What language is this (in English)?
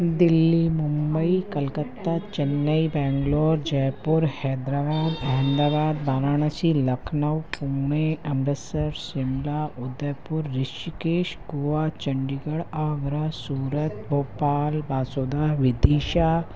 Sindhi